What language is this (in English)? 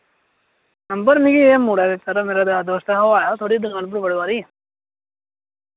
Dogri